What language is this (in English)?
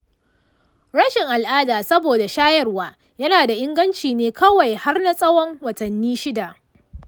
Hausa